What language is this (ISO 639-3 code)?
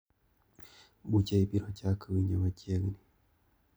luo